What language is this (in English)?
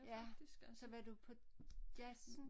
Danish